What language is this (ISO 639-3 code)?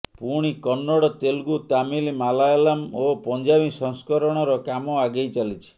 ori